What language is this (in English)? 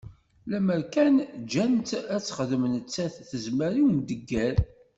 Kabyle